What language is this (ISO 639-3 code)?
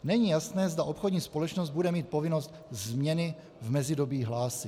ces